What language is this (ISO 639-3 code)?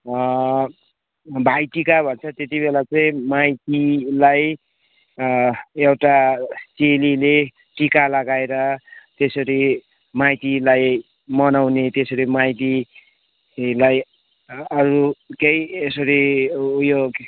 nep